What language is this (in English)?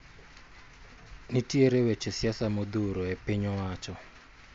Luo (Kenya and Tanzania)